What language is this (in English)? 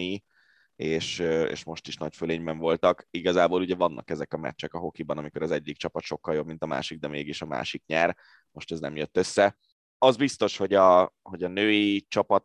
Hungarian